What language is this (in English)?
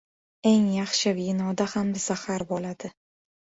Uzbek